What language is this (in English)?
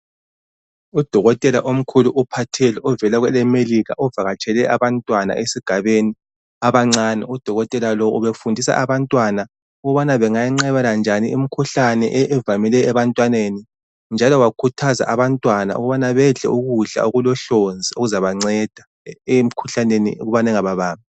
North Ndebele